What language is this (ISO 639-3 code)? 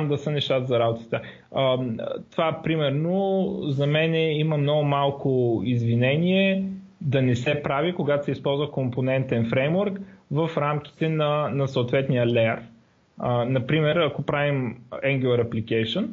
bul